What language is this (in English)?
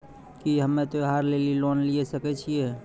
Maithili